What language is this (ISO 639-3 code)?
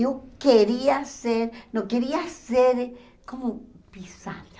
por